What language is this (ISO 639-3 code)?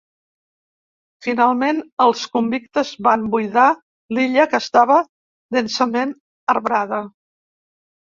cat